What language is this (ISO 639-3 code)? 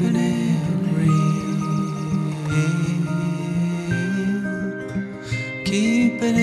eng